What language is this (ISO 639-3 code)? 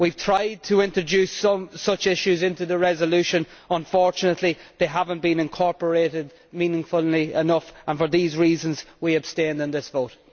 eng